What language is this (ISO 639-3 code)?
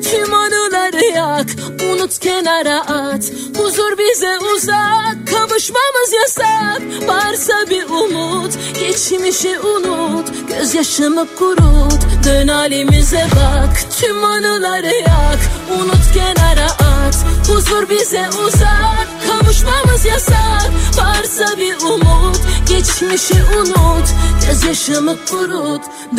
tur